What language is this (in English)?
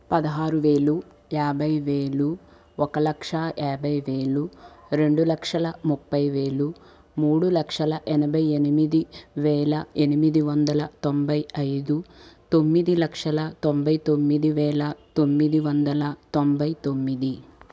Telugu